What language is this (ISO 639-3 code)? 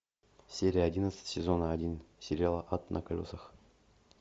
rus